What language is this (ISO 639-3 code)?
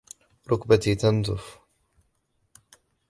ara